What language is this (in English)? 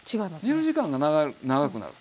Japanese